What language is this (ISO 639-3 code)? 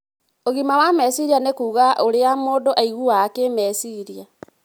kik